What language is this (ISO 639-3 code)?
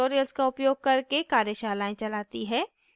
hin